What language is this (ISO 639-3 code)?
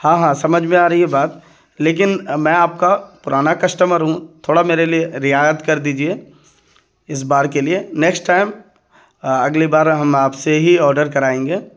urd